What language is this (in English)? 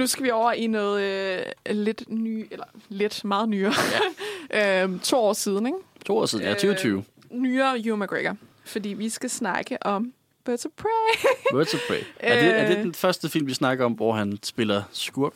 Danish